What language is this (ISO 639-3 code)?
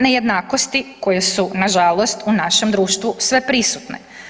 hrv